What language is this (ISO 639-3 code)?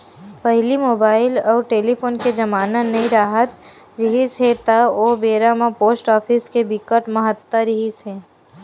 hne